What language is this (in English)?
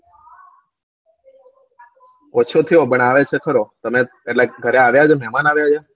Gujarati